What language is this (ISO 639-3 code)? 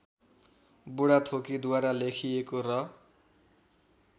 nep